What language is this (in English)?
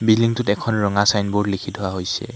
Assamese